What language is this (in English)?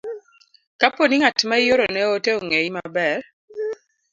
Luo (Kenya and Tanzania)